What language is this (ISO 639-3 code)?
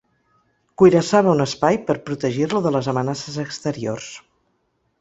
cat